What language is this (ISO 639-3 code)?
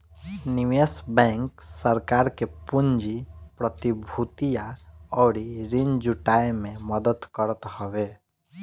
bho